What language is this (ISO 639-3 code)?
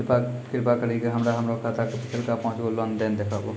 mai